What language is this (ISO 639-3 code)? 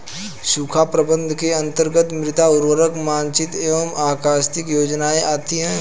hin